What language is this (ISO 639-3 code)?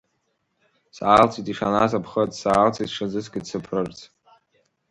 abk